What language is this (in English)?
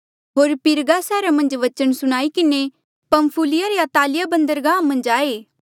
Mandeali